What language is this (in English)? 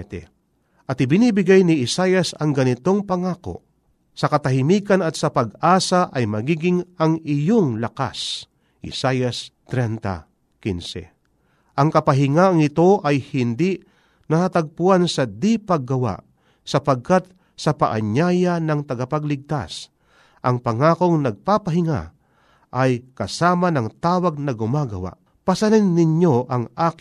Filipino